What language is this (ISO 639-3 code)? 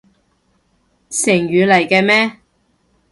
yue